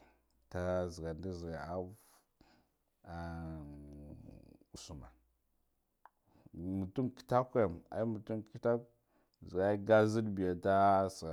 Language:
Guduf-Gava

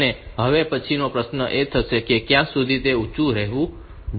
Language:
Gujarati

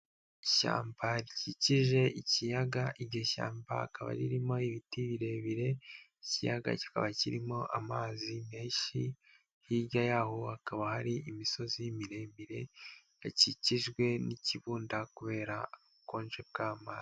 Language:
Kinyarwanda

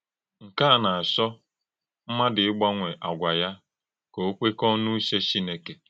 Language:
Igbo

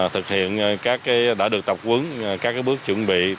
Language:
Vietnamese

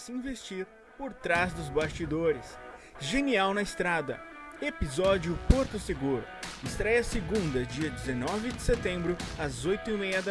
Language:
Portuguese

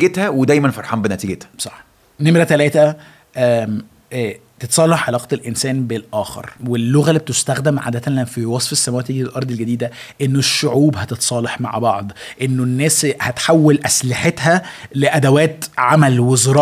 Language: Arabic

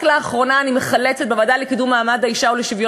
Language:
Hebrew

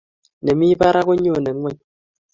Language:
Kalenjin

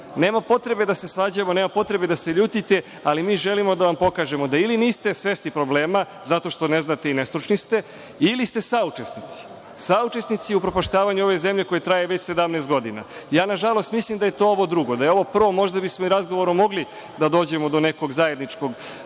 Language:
Serbian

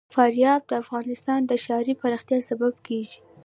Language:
Pashto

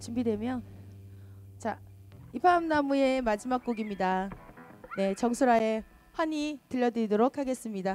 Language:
Korean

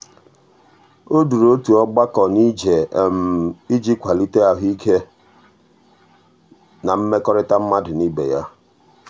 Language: Igbo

